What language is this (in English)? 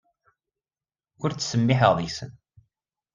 Kabyle